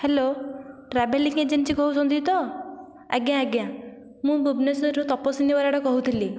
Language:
Odia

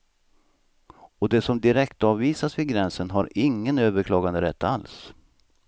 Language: Swedish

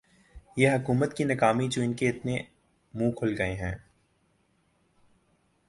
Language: Urdu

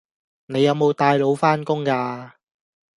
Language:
Cantonese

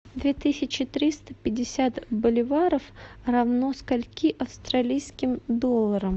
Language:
Russian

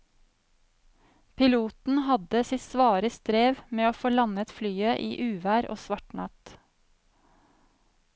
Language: Norwegian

